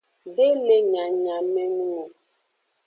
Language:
Aja (Benin)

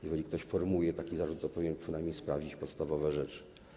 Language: Polish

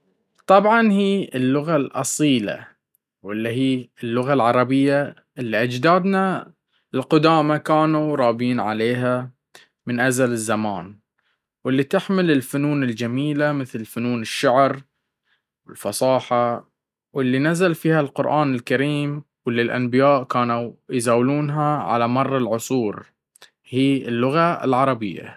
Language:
Baharna Arabic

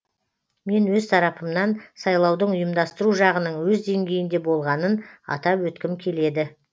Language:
Kazakh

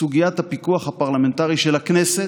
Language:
Hebrew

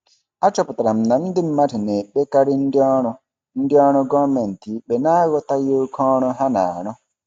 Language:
Igbo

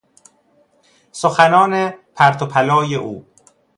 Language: Persian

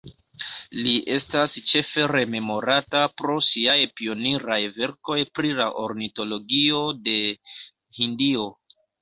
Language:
Esperanto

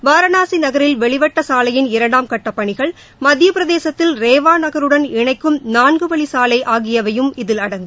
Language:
Tamil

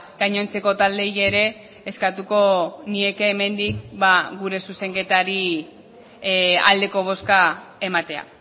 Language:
Basque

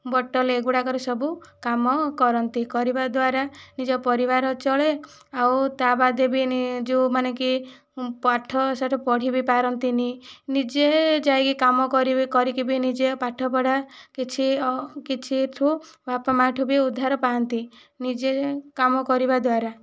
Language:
Odia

